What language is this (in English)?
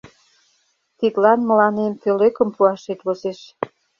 Mari